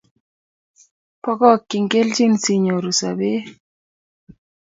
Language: Kalenjin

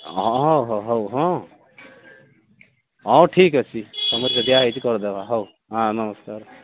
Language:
Odia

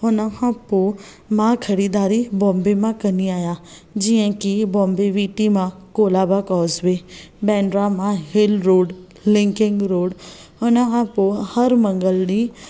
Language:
Sindhi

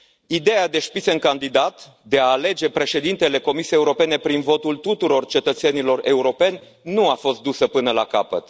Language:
Romanian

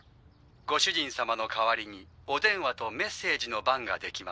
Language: Japanese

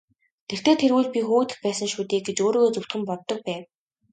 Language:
Mongolian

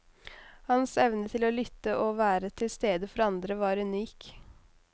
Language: Norwegian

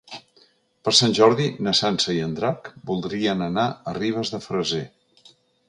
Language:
Catalan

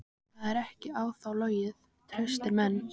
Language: Icelandic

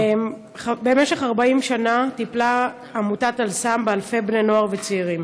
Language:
Hebrew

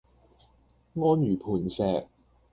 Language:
Cantonese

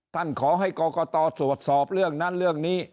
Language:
Thai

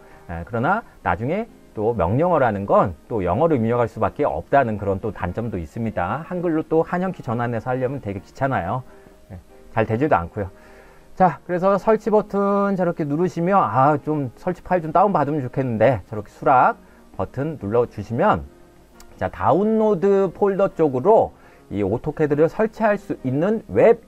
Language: Korean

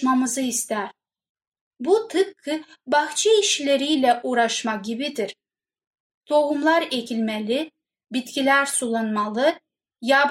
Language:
Turkish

